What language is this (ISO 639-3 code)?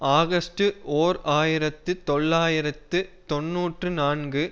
tam